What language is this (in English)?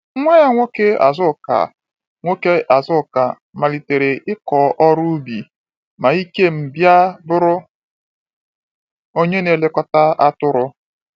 Igbo